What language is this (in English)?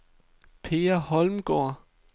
Danish